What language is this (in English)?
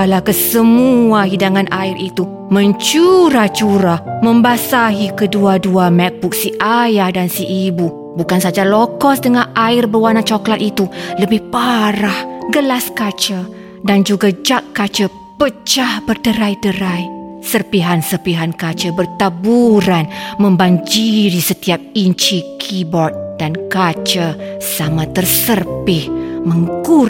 Malay